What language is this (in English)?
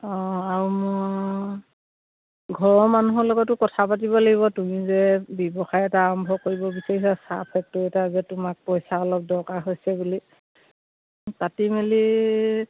Assamese